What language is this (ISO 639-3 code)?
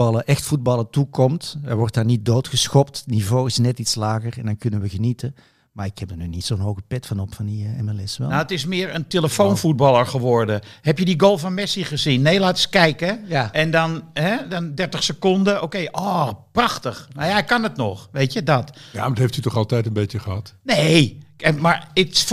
nld